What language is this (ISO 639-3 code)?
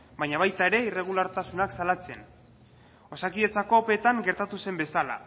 eus